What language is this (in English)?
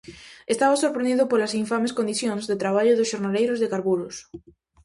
Galician